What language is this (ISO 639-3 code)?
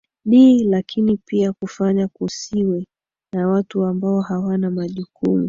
swa